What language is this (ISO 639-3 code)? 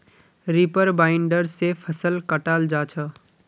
mag